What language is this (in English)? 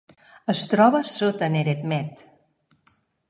Catalan